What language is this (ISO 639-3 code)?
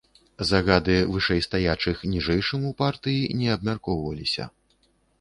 bel